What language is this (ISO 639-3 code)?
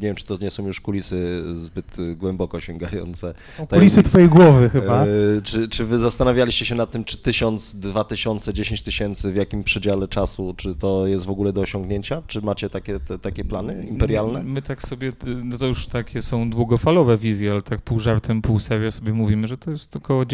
pol